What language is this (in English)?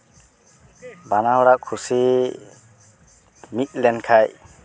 Santali